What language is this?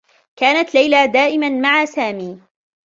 Arabic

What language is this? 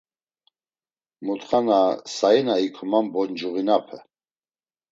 Laz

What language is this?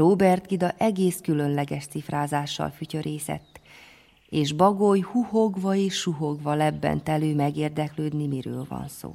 Hungarian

